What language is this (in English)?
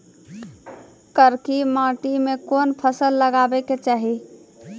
Maithili